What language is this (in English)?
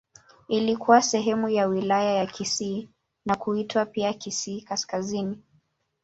Swahili